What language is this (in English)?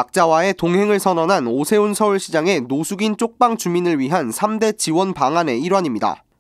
Korean